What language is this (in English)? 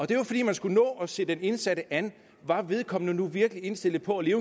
Danish